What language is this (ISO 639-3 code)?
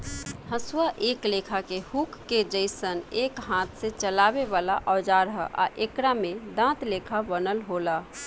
bho